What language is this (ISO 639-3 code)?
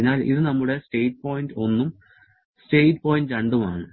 mal